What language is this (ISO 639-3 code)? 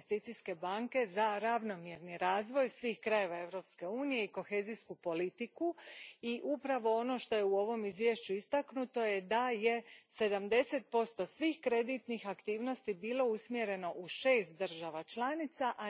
hrv